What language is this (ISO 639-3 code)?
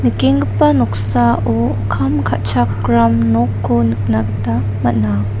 grt